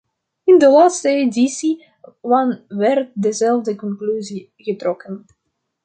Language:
Dutch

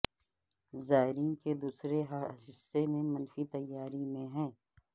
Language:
Urdu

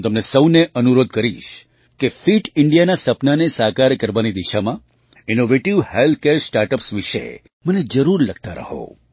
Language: Gujarati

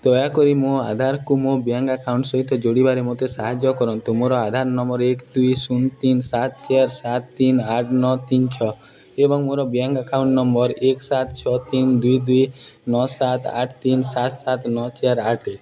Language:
Odia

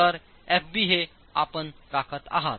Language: Marathi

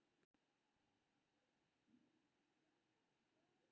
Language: Maithili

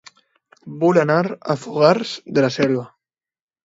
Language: Catalan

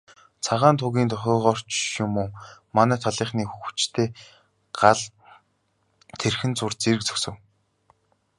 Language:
Mongolian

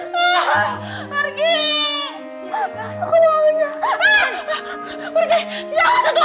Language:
Indonesian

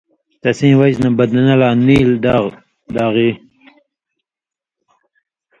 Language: Indus Kohistani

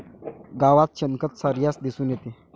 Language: Marathi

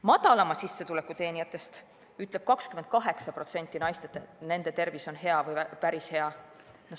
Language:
Estonian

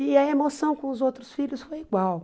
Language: Portuguese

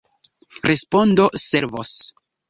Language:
Esperanto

